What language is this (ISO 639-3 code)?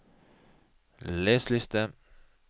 nor